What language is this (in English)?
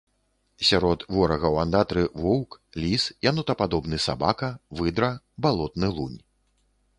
Belarusian